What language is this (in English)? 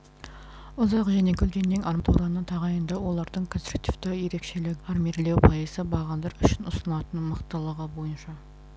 Kazakh